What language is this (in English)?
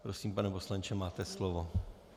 Czech